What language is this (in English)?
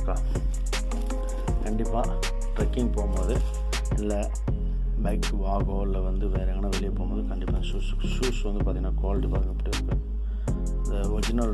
Tamil